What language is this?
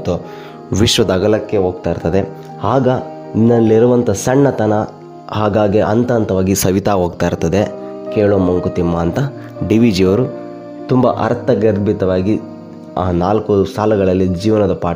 Kannada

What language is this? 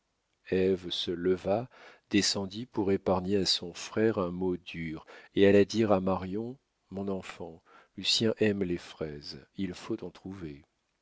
French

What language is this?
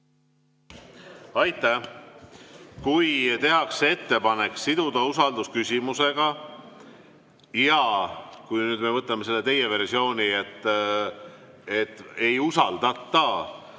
Estonian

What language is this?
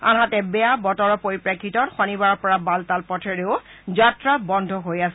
Assamese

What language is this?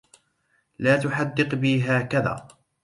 Arabic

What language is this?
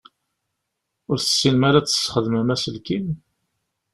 Kabyle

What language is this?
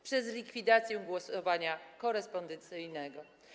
Polish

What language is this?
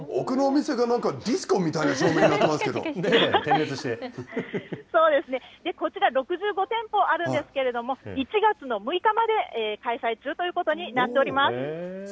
Japanese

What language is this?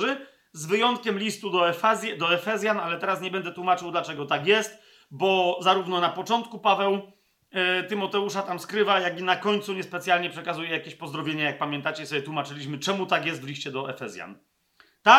Polish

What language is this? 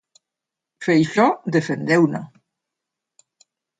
Galician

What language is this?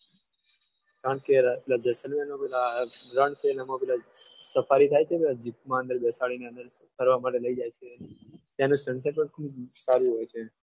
Gujarati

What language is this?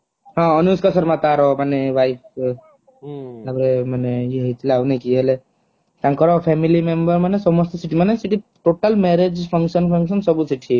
Odia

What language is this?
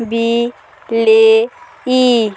Odia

